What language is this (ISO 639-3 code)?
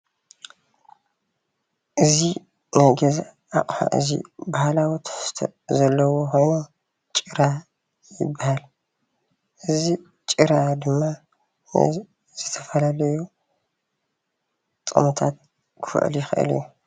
tir